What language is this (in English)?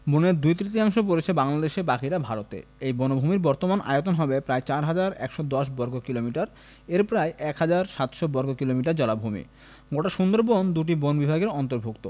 Bangla